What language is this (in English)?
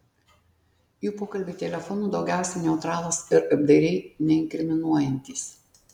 Lithuanian